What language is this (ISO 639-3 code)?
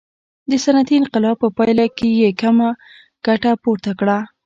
pus